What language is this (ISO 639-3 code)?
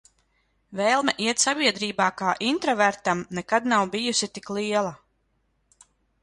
lav